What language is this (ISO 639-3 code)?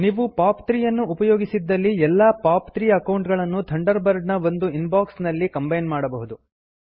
kan